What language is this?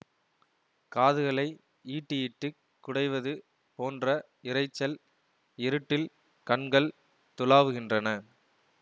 Tamil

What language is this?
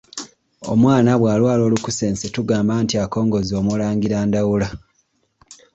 Ganda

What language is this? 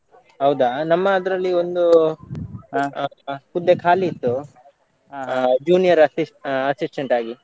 Kannada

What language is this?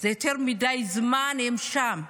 Hebrew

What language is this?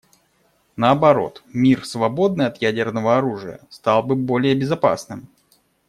Russian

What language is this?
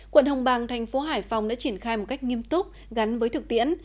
Vietnamese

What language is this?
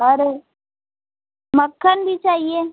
Hindi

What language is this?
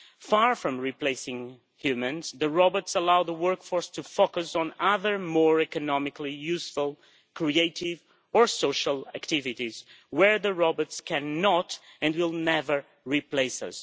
English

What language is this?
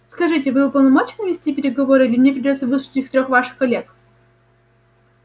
Russian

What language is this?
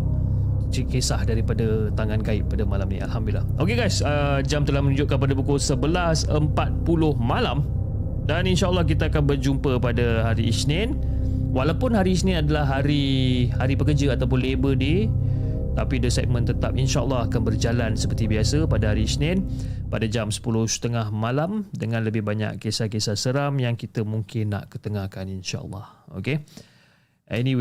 Malay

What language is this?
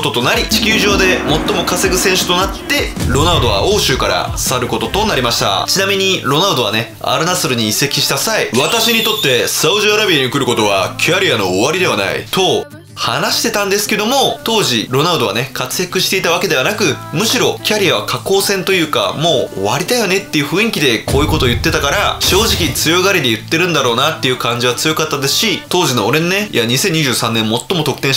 Japanese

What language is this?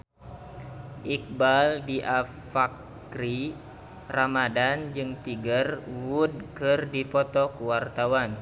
Sundanese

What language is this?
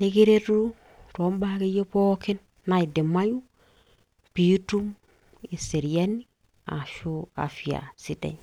Masai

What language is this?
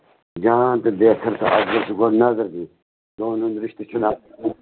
Kashmiri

